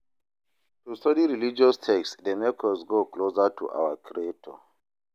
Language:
Nigerian Pidgin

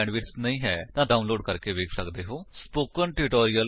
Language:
Punjabi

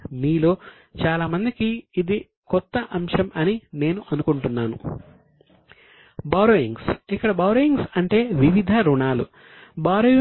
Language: Telugu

